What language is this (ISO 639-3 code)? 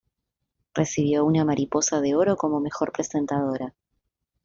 spa